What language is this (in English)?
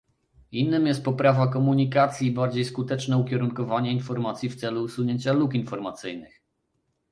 Polish